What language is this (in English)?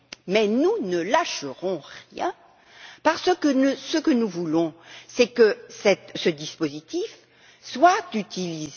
French